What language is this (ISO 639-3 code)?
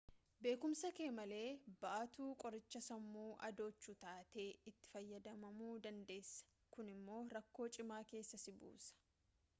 orm